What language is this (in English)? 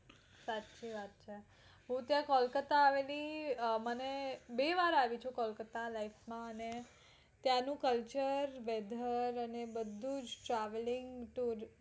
Gujarati